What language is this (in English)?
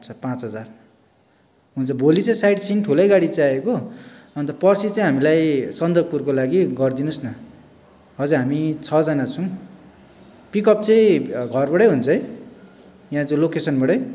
Nepali